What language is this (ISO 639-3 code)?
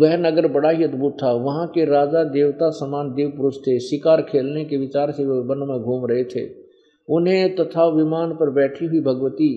hin